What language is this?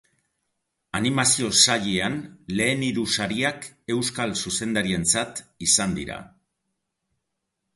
Basque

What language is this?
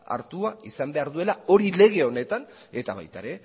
Basque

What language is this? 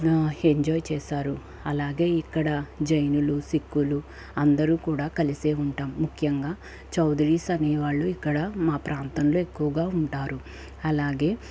Telugu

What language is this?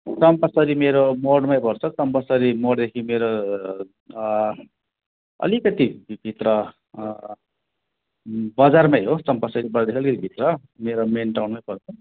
Nepali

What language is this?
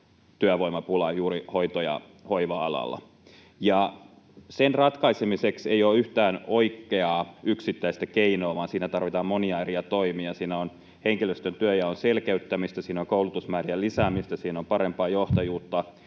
Finnish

